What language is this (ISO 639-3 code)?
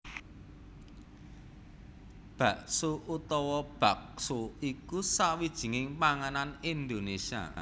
jav